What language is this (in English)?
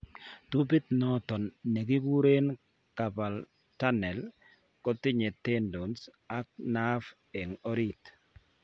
Kalenjin